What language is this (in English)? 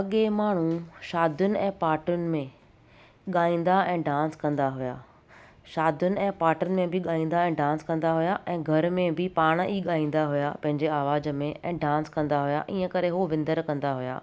Sindhi